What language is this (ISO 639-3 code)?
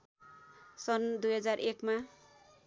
nep